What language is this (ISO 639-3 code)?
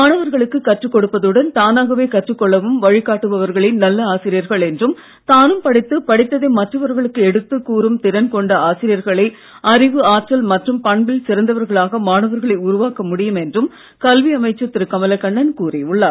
tam